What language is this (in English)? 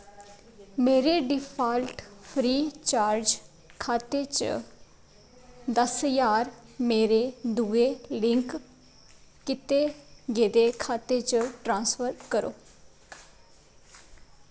Dogri